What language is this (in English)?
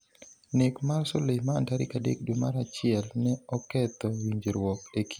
Luo (Kenya and Tanzania)